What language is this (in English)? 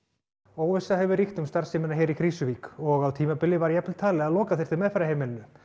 Icelandic